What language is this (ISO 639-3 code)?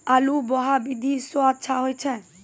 mai